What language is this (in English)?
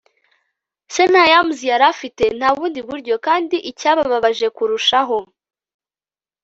Kinyarwanda